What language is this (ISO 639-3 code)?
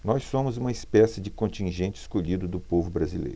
por